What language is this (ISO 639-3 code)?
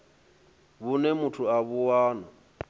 ven